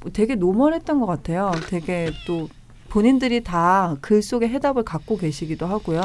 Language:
Korean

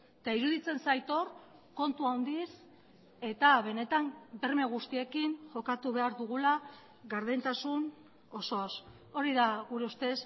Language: Basque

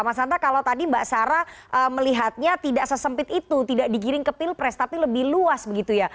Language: Indonesian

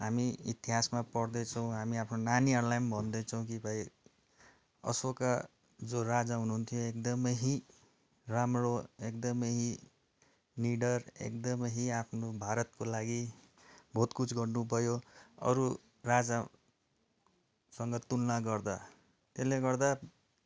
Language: Nepali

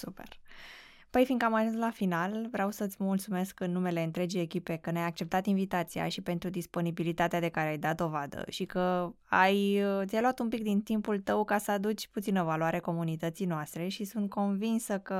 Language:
Romanian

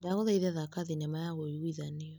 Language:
Kikuyu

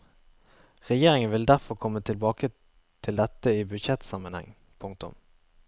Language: Norwegian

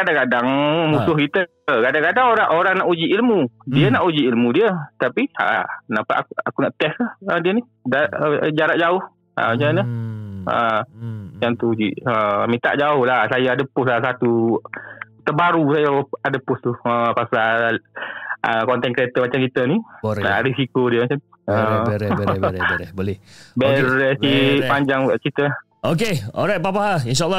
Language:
Malay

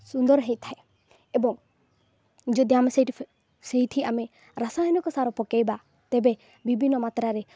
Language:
Odia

